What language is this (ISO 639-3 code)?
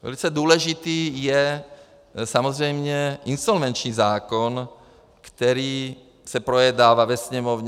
ces